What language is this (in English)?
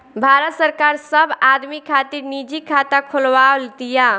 Bhojpuri